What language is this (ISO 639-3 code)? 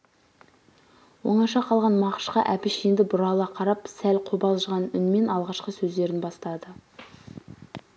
kaz